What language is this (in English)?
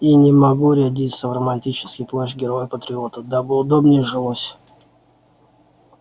Russian